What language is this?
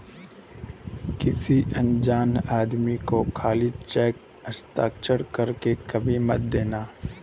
Hindi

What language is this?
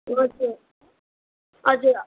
Nepali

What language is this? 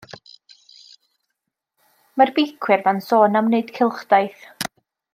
Welsh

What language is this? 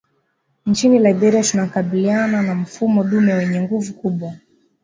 Swahili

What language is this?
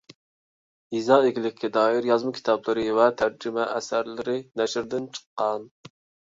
Uyghur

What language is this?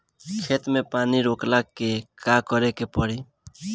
Bhojpuri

